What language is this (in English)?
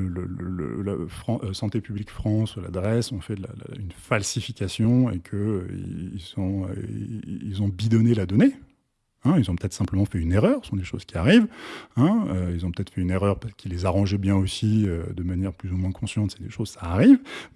French